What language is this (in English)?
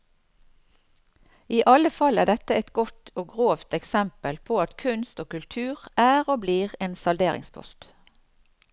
Norwegian